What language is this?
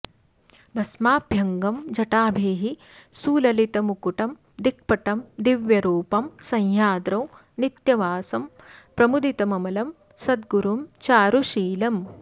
Sanskrit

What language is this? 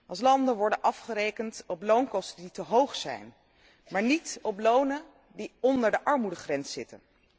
Dutch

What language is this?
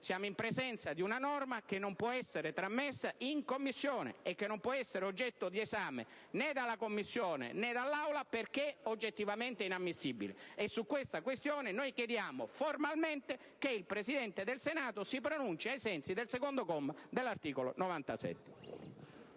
Italian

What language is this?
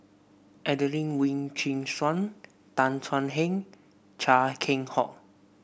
English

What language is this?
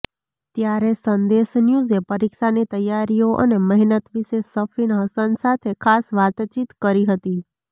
Gujarati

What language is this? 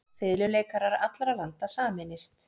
Icelandic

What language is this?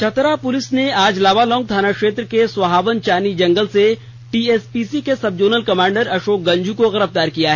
Hindi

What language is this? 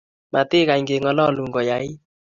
Kalenjin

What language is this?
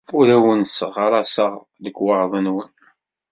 Kabyle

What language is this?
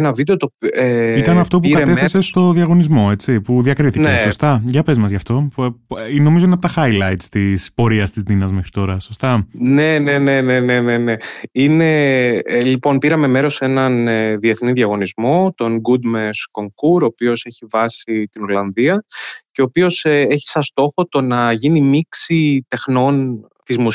Greek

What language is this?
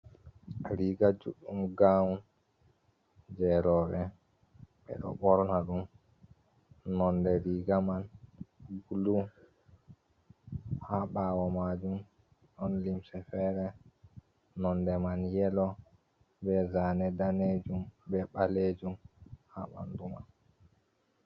Fula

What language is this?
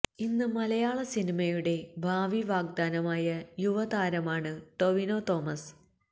Malayalam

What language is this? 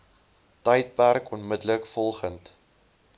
Afrikaans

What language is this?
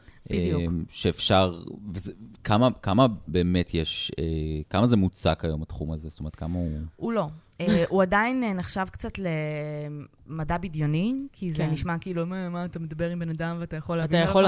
Hebrew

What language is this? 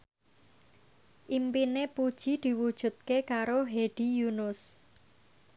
Javanese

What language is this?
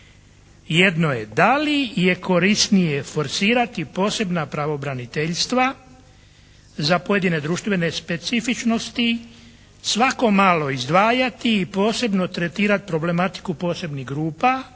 Croatian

